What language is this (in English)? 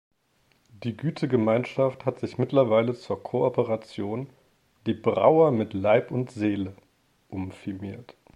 German